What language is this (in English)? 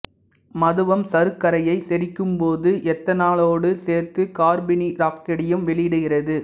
Tamil